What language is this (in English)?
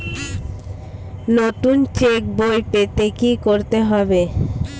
Bangla